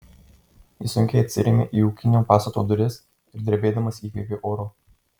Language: Lithuanian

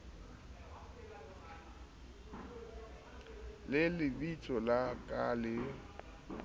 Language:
Southern Sotho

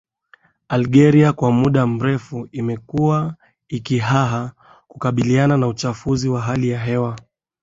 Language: Swahili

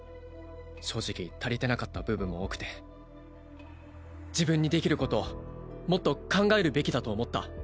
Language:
Japanese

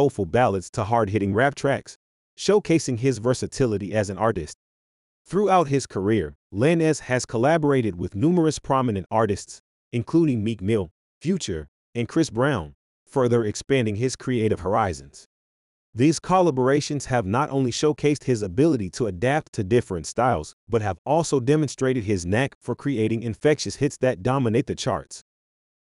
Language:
English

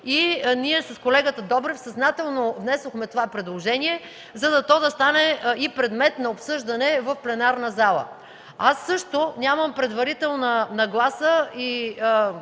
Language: Bulgarian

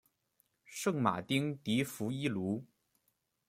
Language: Chinese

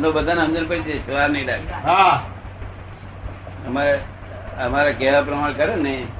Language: Gujarati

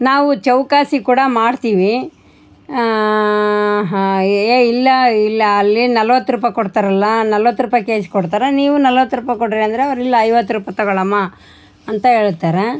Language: Kannada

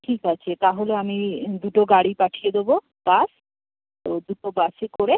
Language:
Bangla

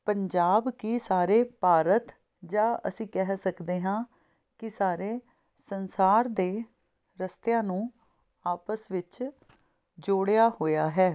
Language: Punjabi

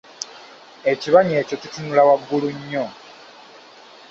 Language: Ganda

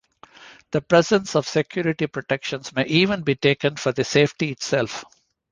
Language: English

